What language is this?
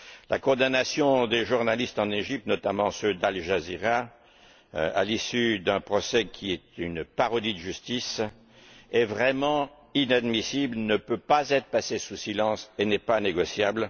French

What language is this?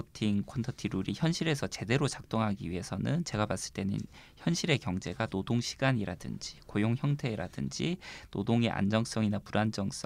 Korean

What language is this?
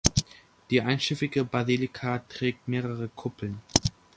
German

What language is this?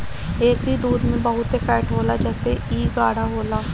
Bhojpuri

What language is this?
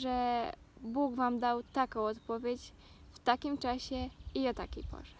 Polish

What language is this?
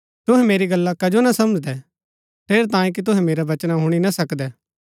Gaddi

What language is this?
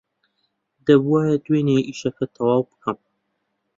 Central Kurdish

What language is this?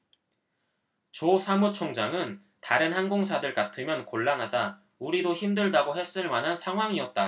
Korean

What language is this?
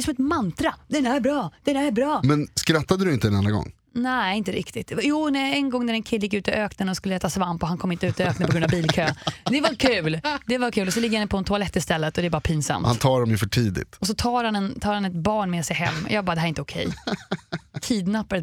Swedish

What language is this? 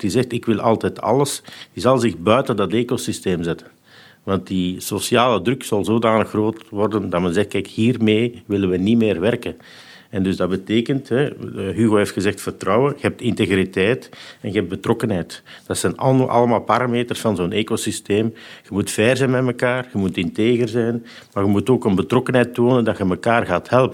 Dutch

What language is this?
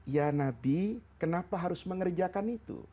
Indonesian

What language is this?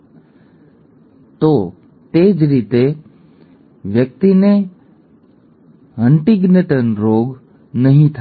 Gujarati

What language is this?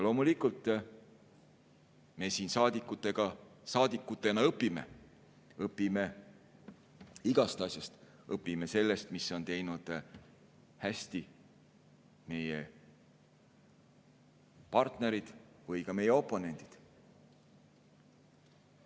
Estonian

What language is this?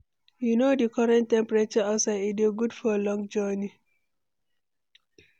Nigerian Pidgin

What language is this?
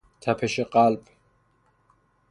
Persian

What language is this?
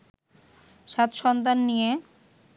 Bangla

